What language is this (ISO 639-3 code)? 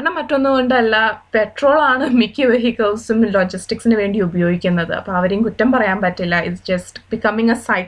mal